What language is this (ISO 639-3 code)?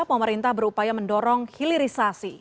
ind